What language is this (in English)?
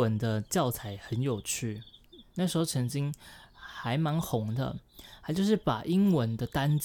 Chinese